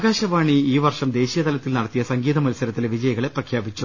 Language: Malayalam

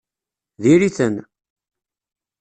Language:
Kabyle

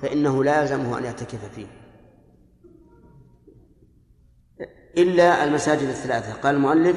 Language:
Arabic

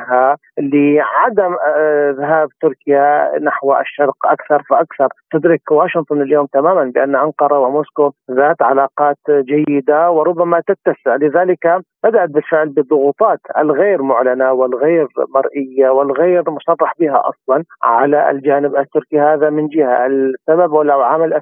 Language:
Arabic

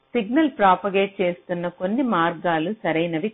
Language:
Telugu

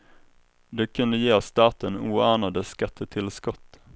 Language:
Swedish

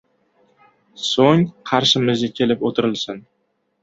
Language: Uzbek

